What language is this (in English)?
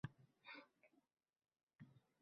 Uzbek